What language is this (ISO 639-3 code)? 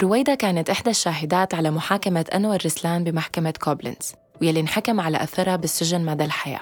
ara